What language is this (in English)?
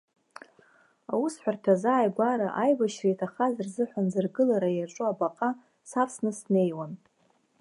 Abkhazian